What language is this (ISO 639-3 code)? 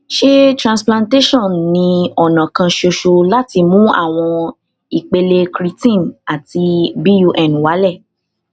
yor